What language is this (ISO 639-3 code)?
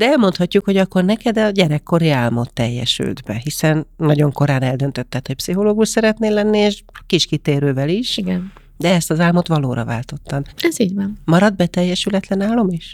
hun